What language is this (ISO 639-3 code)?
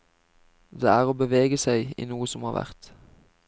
nor